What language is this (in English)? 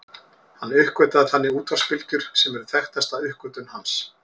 Icelandic